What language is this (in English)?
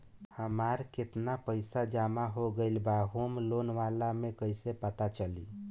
Bhojpuri